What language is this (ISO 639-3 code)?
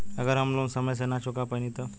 bho